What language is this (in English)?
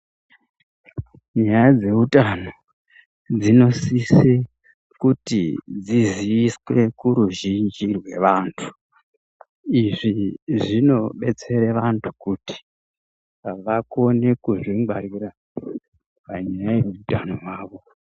Ndau